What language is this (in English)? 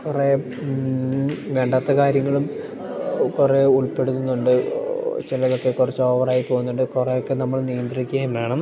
Malayalam